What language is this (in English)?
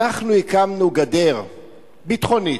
Hebrew